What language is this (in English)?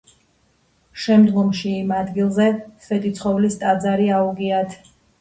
Georgian